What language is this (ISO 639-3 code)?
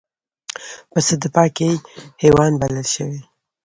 pus